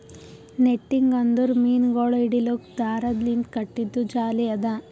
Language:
Kannada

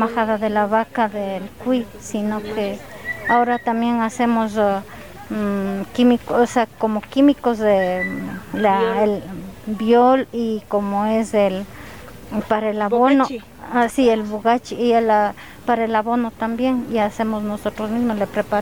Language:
Spanish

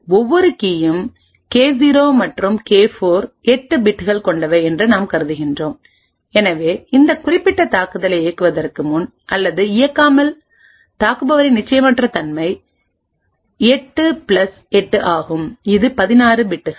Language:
Tamil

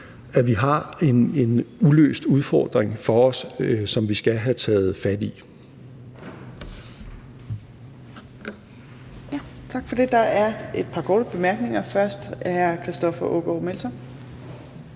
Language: Danish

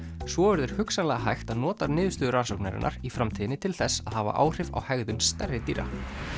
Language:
Icelandic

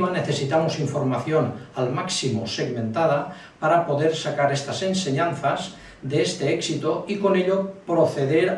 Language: Spanish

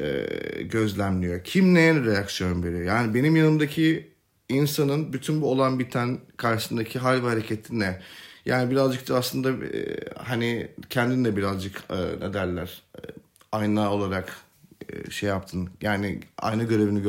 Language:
Turkish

